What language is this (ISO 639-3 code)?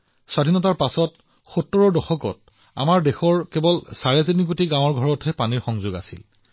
asm